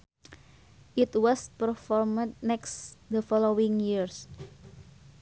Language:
Sundanese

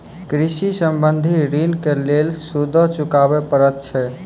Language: Maithili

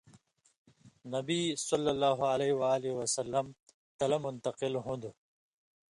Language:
Indus Kohistani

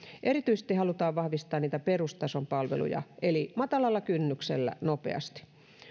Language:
Finnish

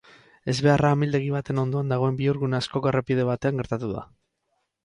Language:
Basque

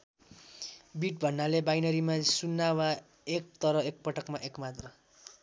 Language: Nepali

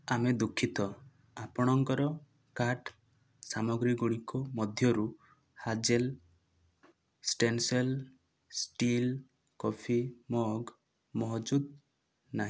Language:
Odia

